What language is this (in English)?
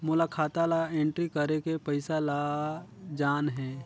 Chhattisgarhi